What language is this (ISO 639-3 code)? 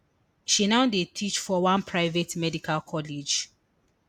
pcm